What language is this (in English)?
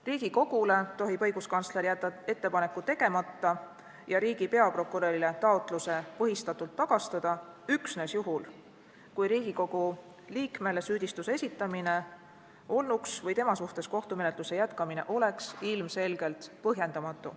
Estonian